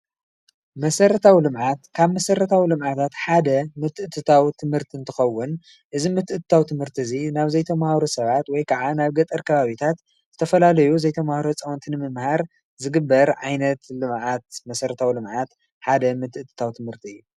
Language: Tigrinya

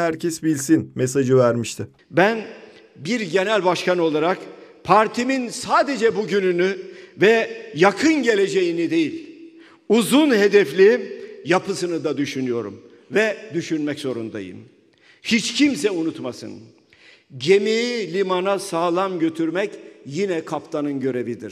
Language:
Turkish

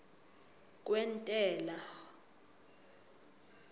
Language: South Ndebele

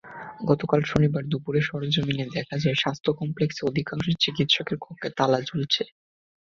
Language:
Bangla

